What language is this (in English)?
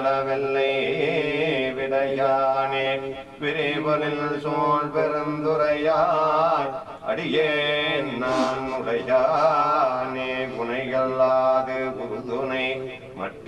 Tamil